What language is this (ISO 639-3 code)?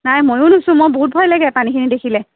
asm